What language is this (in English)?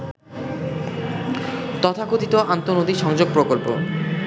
Bangla